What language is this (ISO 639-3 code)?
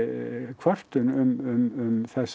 isl